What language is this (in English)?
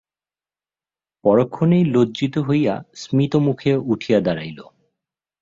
Bangla